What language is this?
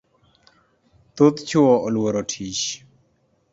Luo (Kenya and Tanzania)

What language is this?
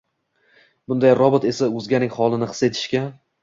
Uzbek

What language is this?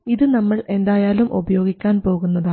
Malayalam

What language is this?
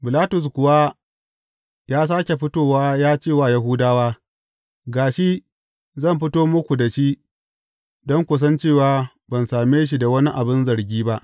Hausa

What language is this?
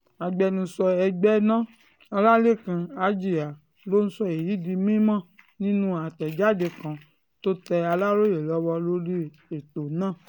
Yoruba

